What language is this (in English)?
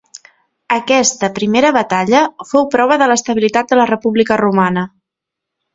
Catalan